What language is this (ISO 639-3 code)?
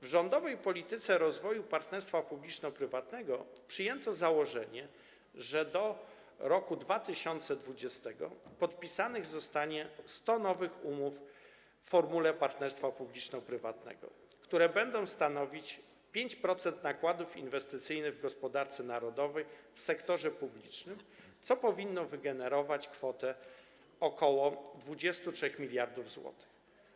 pol